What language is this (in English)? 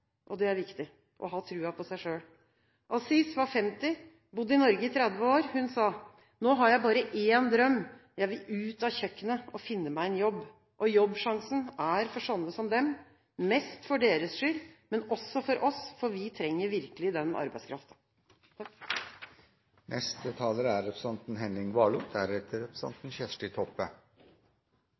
Norwegian Bokmål